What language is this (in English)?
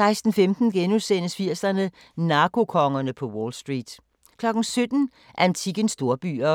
Danish